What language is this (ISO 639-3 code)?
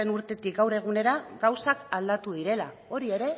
eus